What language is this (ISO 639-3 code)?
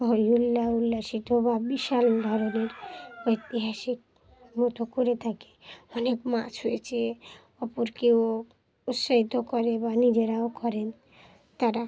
ben